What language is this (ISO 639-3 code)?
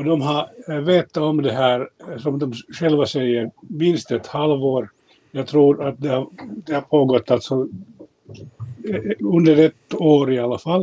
swe